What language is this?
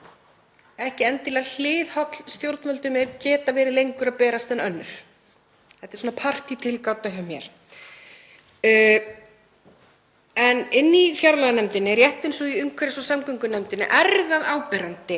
Icelandic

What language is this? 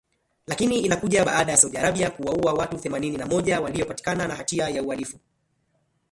Swahili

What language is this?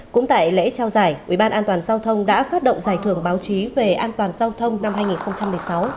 Vietnamese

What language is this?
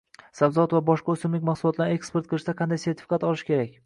Uzbek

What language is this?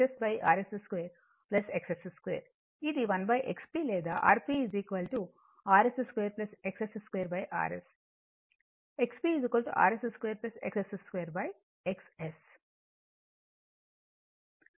Telugu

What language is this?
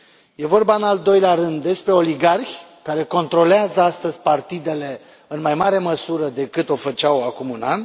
Romanian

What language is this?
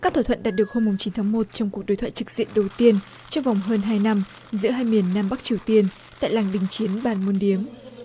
Vietnamese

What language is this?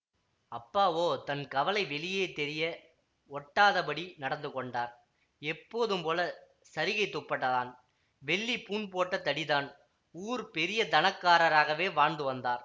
Tamil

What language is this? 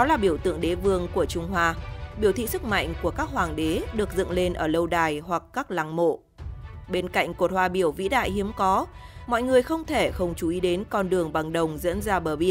Vietnamese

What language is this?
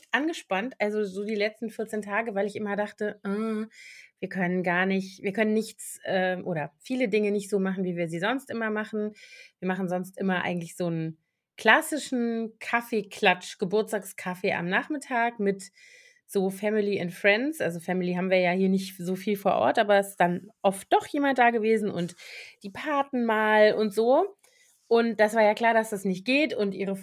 German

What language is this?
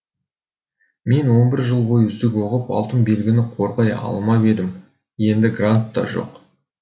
Kazakh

